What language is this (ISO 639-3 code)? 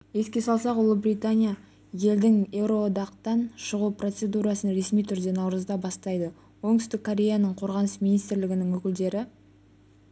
kaz